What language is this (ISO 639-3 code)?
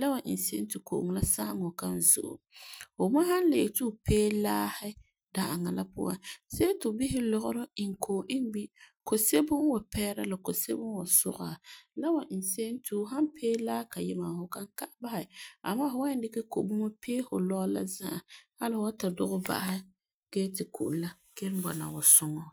gur